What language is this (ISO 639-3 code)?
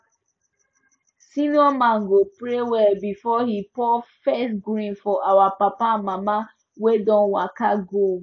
pcm